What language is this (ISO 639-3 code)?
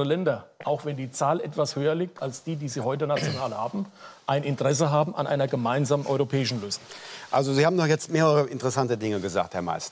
deu